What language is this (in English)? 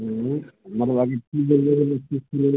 Kashmiri